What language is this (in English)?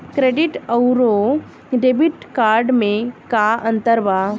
Bhojpuri